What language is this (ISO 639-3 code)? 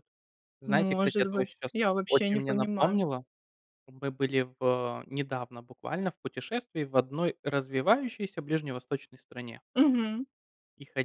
rus